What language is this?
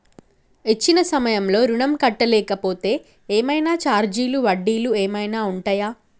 Telugu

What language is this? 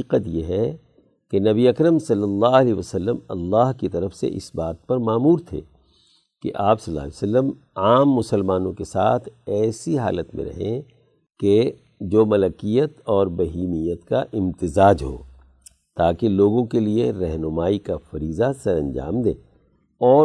Urdu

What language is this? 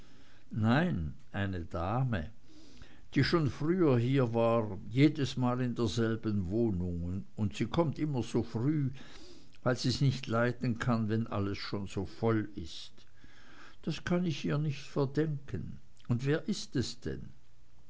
German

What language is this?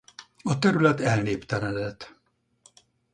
Hungarian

